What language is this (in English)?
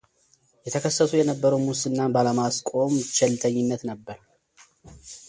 Amharic